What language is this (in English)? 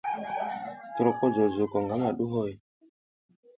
South Giziga